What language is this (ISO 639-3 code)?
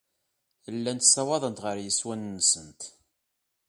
kab